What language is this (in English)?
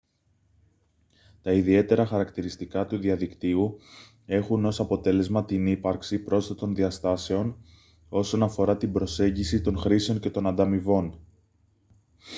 Greek